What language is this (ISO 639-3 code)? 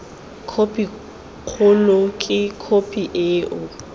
tsn